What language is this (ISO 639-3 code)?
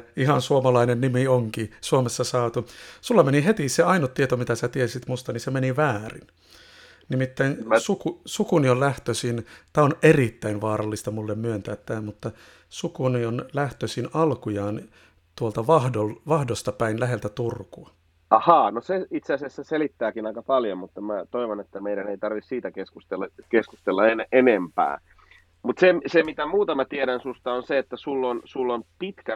fin